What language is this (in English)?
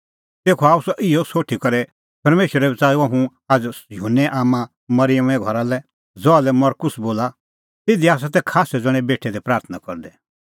Kullu Pahari